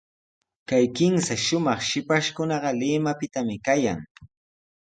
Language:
Sihuas Ancash Quechua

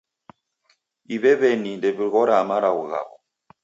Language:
Taita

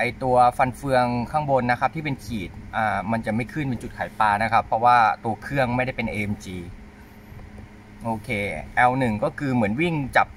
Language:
Thai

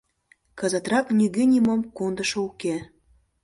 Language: Mari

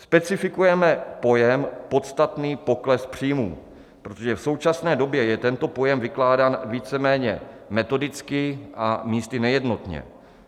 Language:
Czech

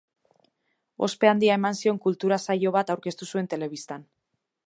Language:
Basque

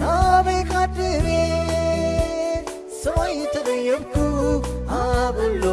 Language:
Tigrinya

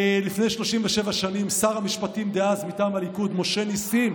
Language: Hebrew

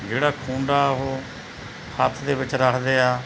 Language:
Punjabi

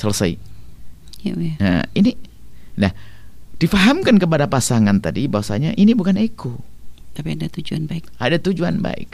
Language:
Indonesian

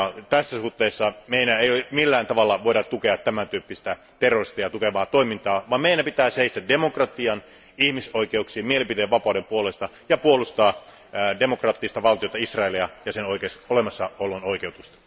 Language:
Finnish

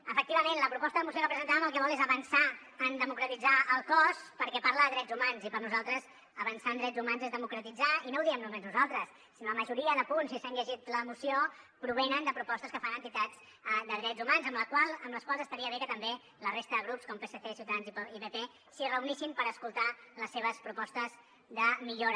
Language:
Catalan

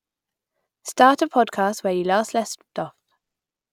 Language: English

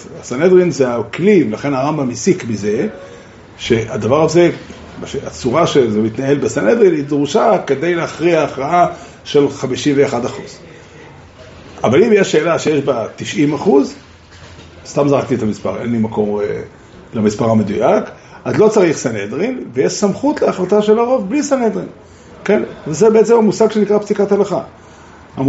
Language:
Hebrew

